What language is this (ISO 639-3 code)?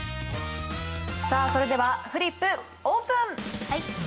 jpn